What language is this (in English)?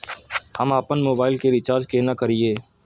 Maithili